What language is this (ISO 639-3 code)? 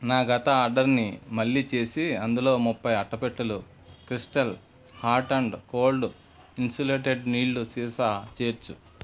tel